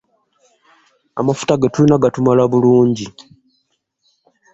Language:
Ganda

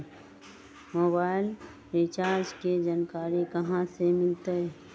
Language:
Magahi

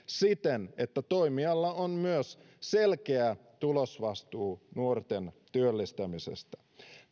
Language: Finnish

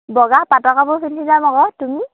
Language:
Assamese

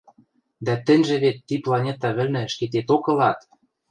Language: Western Mari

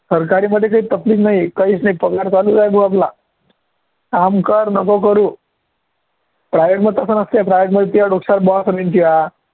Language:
Marathi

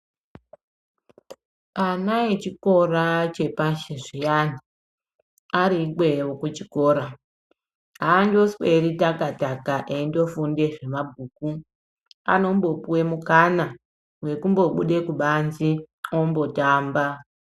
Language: Ndau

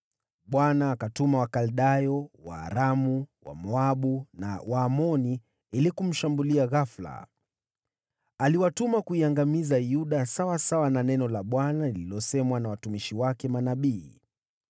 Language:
Swahili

